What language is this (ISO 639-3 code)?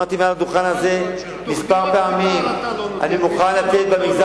heb